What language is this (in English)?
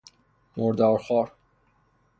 Persian